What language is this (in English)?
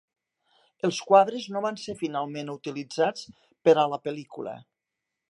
Catalan